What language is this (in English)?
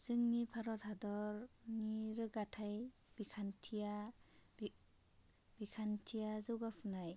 Bodo